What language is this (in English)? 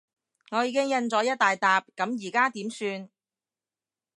Cantonese